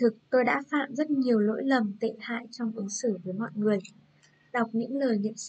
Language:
Vietnamese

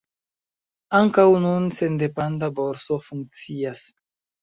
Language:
Esperanto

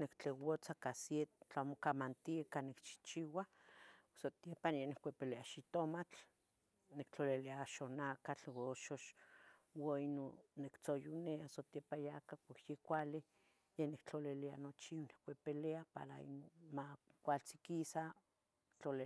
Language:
Tetelcingo Nahuatl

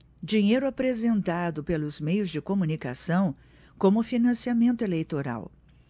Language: Portuguese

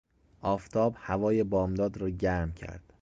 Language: Persian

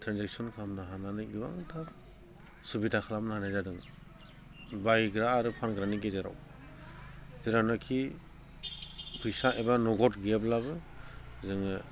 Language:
Bodo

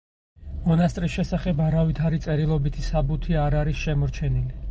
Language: Georgian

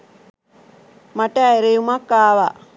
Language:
Sinhala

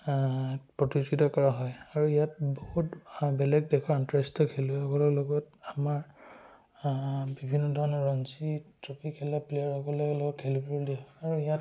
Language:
Assamese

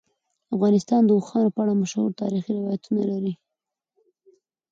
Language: Pashto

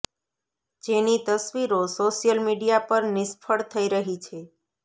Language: Gujarati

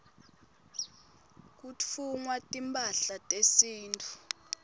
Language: Swati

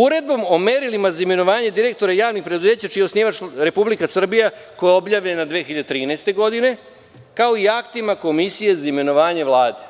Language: Serbian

